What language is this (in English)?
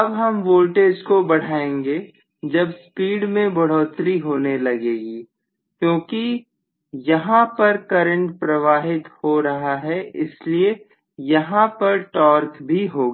Hindi